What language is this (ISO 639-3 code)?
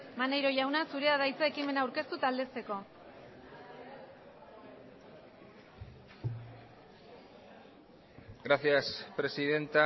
eus